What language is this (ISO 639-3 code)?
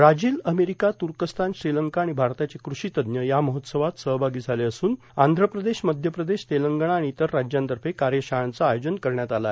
mar